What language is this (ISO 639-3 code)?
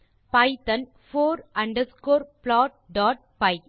tam